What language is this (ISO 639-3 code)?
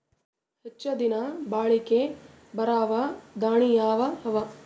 kan